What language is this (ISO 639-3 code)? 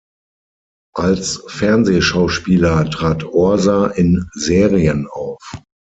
deu